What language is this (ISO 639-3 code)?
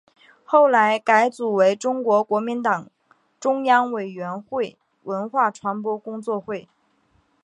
zho